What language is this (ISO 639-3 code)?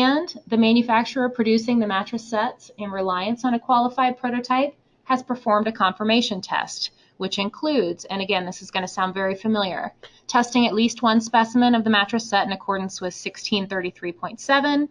eng